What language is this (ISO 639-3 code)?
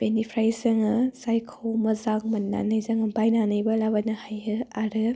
brx